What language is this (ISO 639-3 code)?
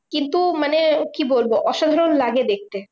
ben